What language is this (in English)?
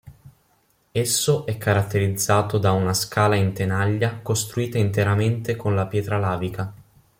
Italian